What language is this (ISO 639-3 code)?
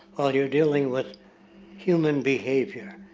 eng